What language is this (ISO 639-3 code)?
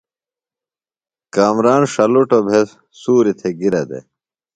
phl